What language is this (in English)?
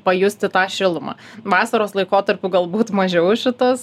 Lithuanian